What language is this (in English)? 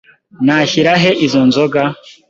Kinyarwanda